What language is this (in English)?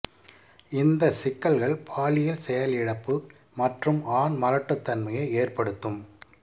Tamil